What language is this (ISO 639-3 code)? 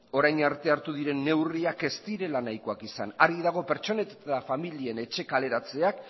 eus